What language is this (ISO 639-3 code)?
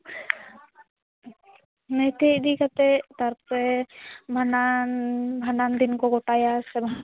sat